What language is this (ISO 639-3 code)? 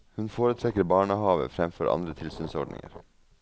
nor